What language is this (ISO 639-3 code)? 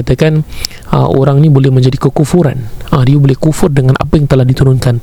msa